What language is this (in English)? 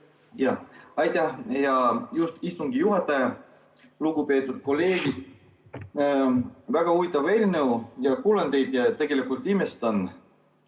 Estonian